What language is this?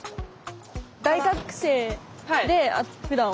Japanese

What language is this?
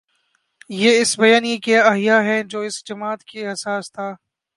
Urdu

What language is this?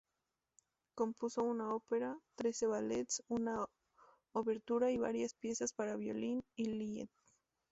Spanish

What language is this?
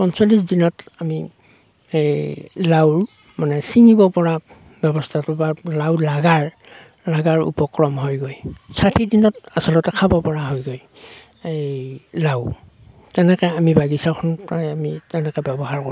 Assamese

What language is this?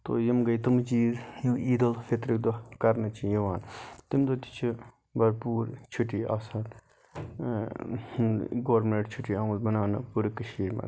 Kashmiri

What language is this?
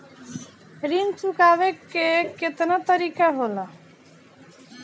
Bhojpuri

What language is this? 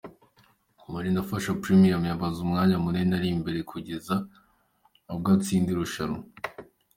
Kinyarwanda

